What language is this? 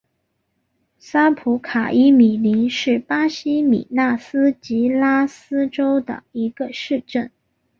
Chinese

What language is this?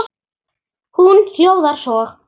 Icelandic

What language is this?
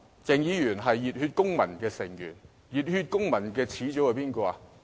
Cantonese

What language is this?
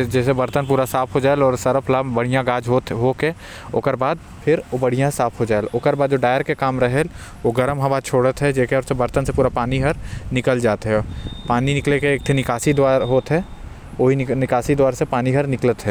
Korwa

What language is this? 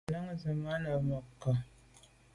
Medumba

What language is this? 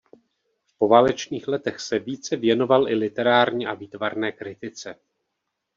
Czech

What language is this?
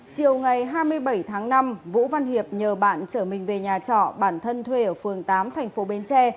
Vietnamese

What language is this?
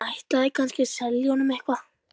Icelandic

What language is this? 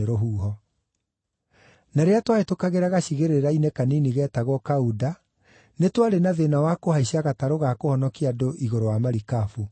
Kikuyu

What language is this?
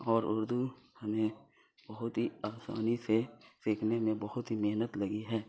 Urdu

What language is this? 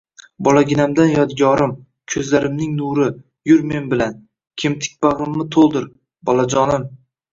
Uzbek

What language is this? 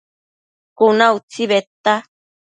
Matsés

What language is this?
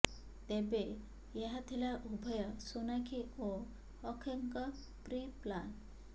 Odia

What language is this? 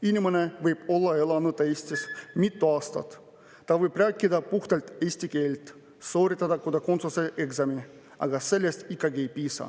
Estonian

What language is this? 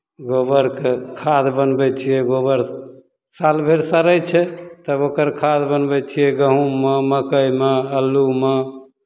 Maithili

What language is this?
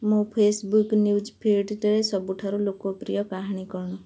Odia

